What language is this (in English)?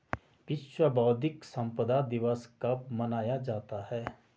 Hindi